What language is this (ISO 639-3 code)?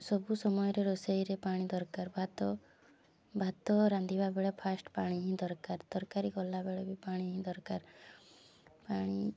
ori